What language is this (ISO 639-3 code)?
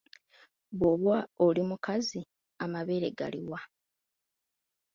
lug